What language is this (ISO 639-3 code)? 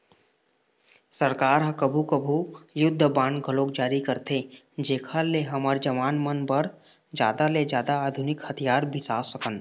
hne